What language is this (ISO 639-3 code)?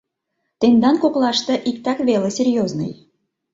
chm